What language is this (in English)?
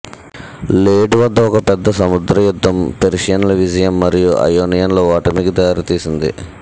Telugu